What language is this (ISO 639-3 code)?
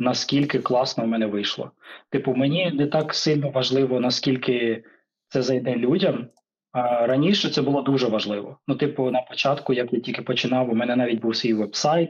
ukr